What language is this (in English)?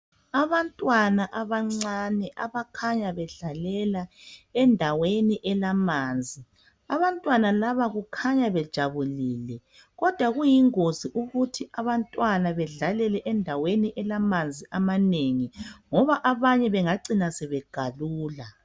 North Ndebele